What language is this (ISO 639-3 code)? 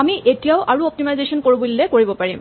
asm